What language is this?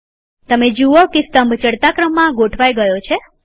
Gujarati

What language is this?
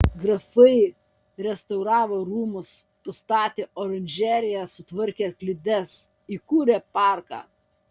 Lithuanian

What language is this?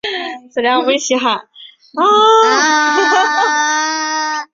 Chinese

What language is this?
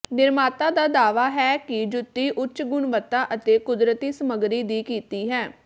Punjabi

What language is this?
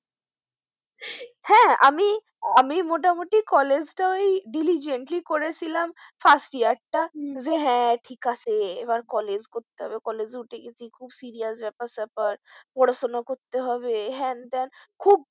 Bangla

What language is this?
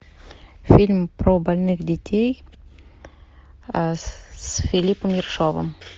Russian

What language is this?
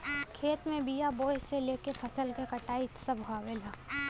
Bhojpuri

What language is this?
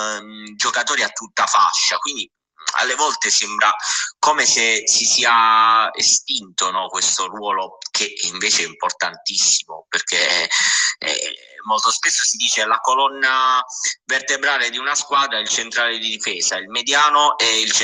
Italian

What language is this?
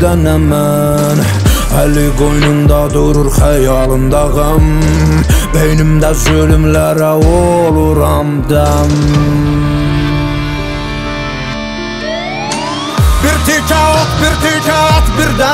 Turkish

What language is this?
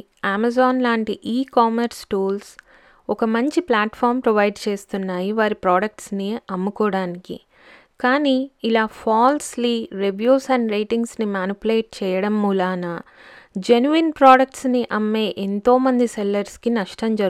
Telugu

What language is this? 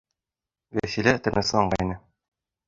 Bashkir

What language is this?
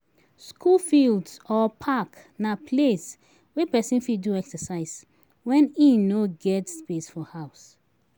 Nigerian Pidgin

